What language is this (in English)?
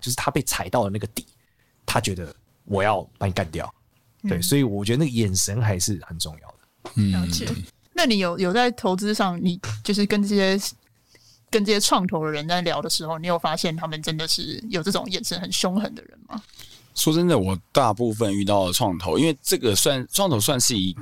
Chinese